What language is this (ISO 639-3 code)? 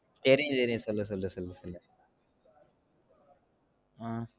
tam